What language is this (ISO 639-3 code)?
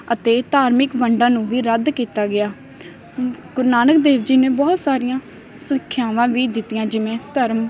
pan